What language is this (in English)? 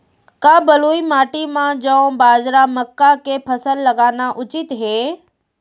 Chhattisgarhi